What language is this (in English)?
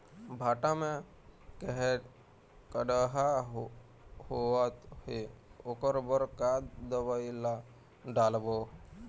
Chhattisgarhi